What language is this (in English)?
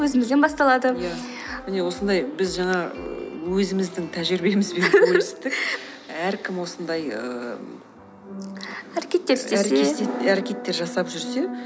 Kazakh